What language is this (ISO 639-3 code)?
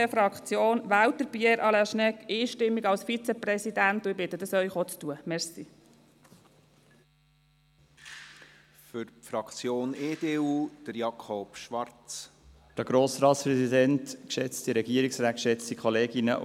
gsw